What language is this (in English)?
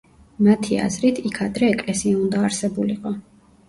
Georgian